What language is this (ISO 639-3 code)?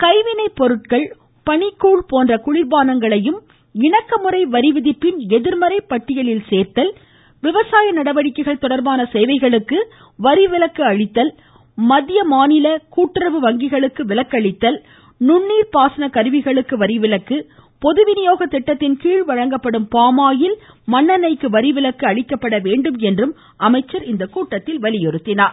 tam